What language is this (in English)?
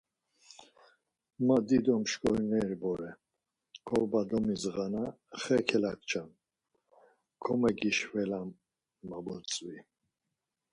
Laz